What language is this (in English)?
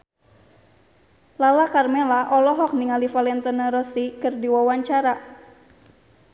Sundanese